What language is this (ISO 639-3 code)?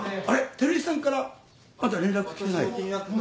jpn